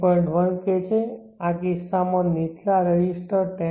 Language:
Gujarati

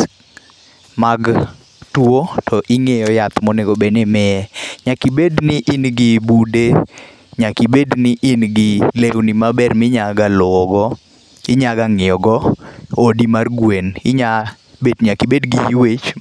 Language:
Luo (Kenya and Tanzania)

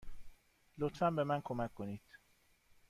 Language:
Persian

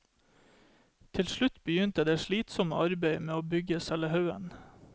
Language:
Norwegian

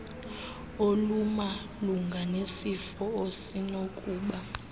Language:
Xhosa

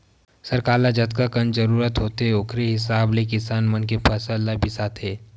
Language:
Chhattisgarhi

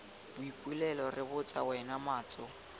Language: Tswana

